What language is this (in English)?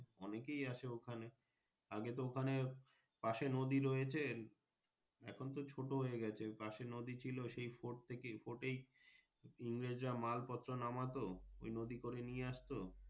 Bangla